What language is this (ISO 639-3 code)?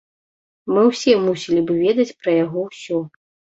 bel